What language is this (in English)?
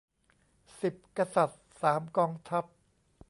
Thai